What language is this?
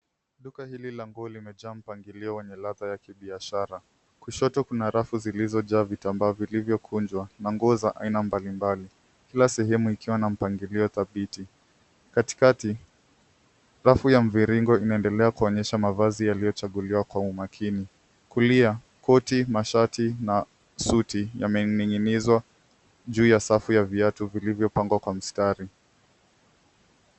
Swahili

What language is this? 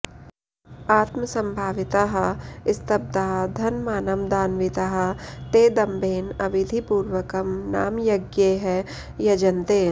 Sanskrit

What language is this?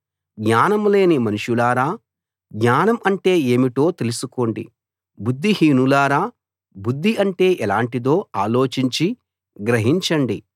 Telugu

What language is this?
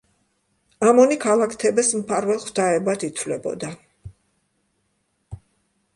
Georgian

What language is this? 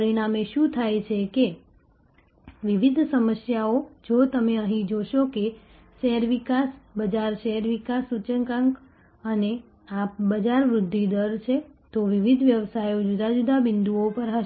Gujarati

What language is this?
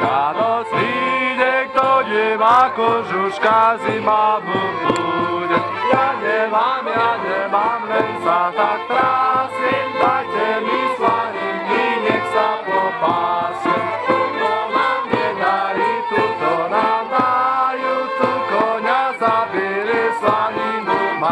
Polish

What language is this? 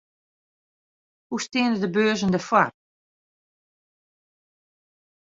Western Frisian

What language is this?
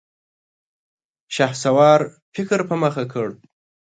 Pashto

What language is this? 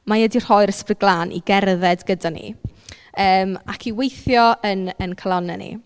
Welsh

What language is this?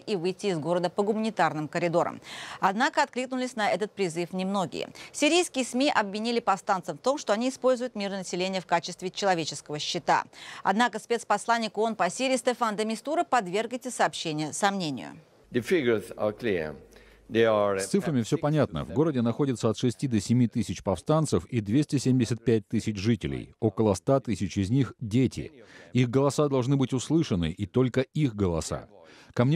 Russian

